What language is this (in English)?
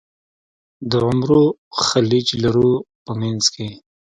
Pashto